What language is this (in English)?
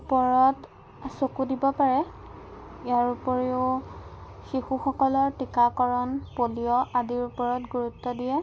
Assamese